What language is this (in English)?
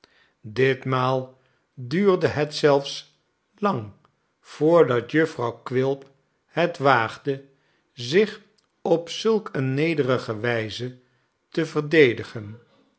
Dutch